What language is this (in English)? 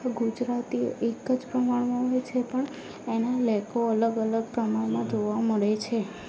Gujarati